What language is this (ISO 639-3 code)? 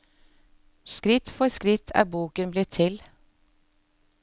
nor